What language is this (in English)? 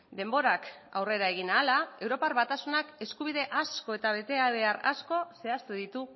Basque